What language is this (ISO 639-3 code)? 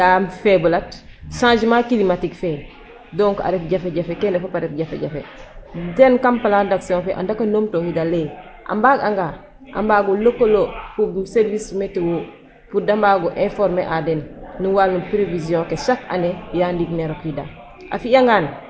srr